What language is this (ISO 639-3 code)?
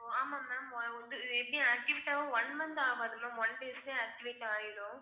tam